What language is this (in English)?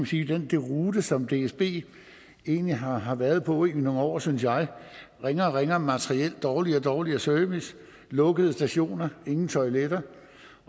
Danish